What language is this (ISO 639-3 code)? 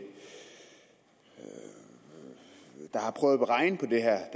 dan